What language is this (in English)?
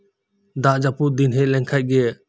Santali